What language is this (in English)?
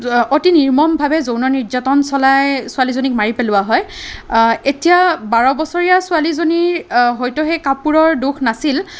Assamese